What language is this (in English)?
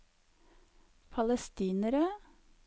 Norwegian